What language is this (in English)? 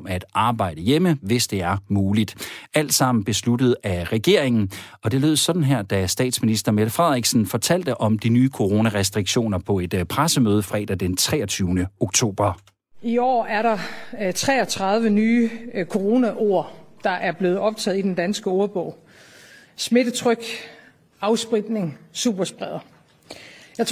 Danish